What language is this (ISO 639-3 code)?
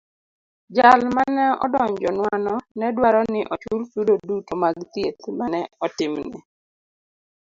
luo